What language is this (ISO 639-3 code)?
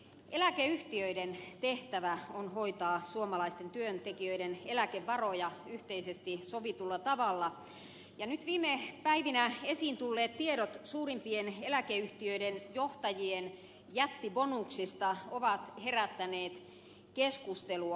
fin